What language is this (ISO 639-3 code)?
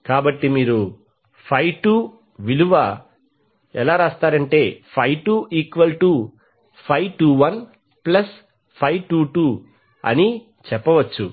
tel